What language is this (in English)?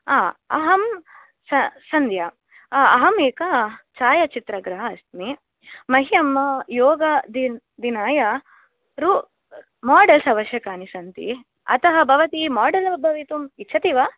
Sanskrit